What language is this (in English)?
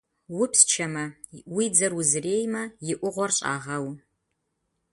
Kabardian